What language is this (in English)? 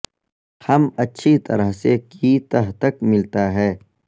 Urdu